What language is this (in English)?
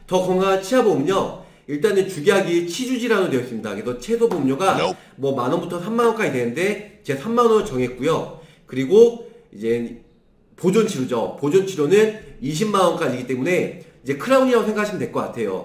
Korean